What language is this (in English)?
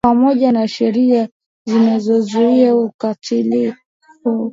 Swahili